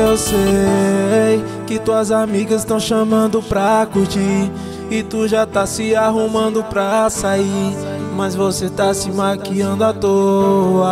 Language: Portuguese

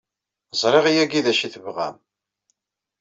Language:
Kabyle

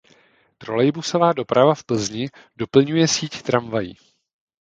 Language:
Czech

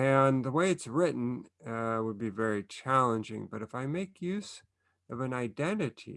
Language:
English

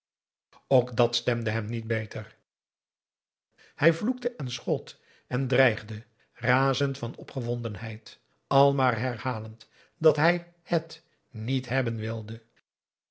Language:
Dutch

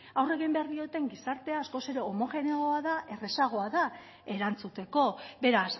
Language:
Basque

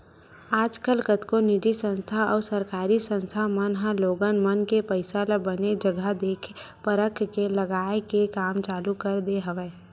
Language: Chhattisgarhi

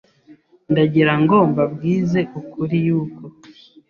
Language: Kinyarwanda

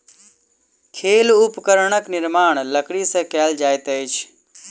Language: Maithili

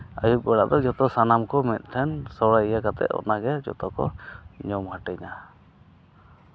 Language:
Santali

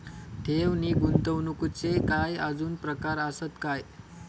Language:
Marathi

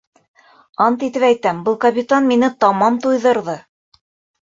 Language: Bashkir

